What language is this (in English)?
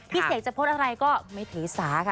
Thai